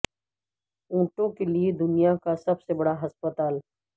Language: Urdu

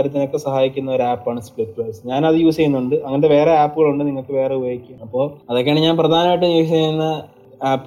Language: Malayalam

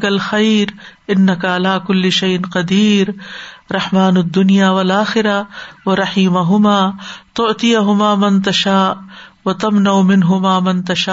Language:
Urdu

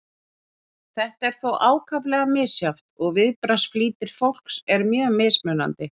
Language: Icelandic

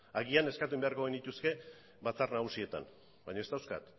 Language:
Basque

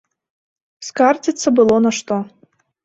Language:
Belarusian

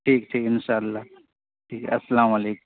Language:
Urdu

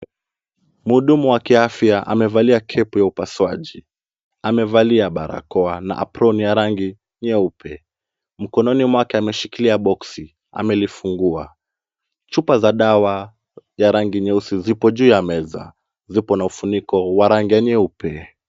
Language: Swahili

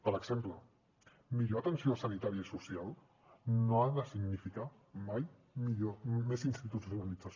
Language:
Catalan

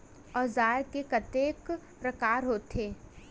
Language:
Chhattisgarhi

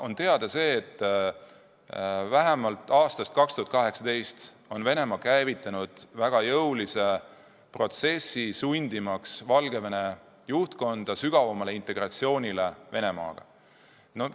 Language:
Estonian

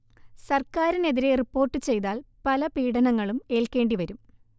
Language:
Malayalam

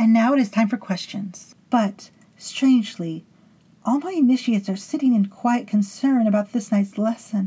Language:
English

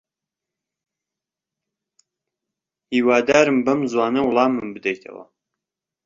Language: Central Kurdish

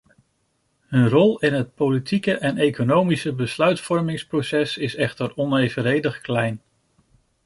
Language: Dutch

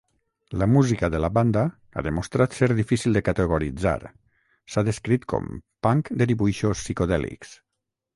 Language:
Catalan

